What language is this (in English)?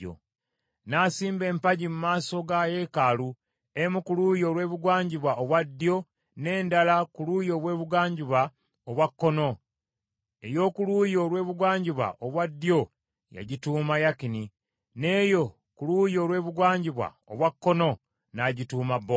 Ganda